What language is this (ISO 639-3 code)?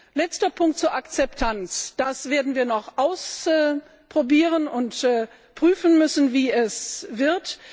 deu